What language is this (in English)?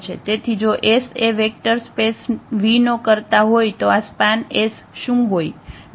Gujarati